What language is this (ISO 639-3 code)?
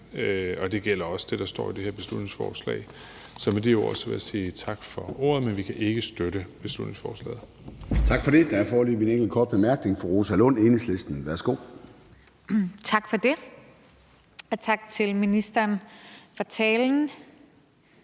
dan